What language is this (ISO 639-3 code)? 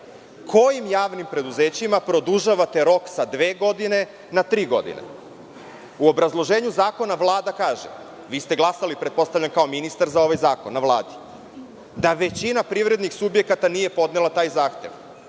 srp